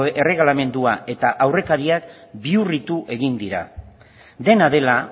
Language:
Basque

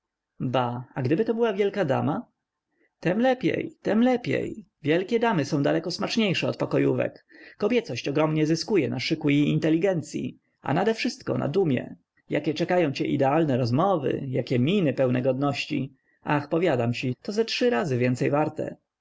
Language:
Polish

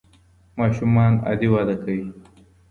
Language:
Pashto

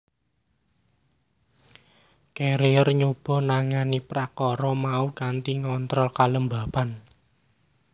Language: Javanese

